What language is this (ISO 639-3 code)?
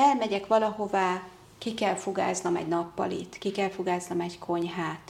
hun